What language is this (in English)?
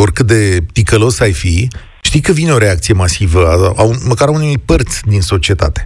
Romanian